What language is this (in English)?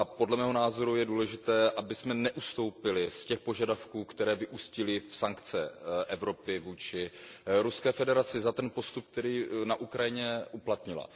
Czech